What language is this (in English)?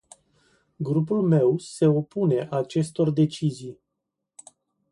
Romanian